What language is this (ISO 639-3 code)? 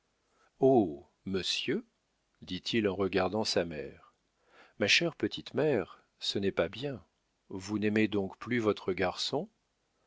fra